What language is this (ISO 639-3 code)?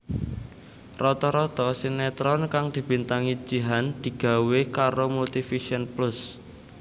jav